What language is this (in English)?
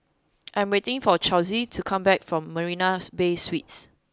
English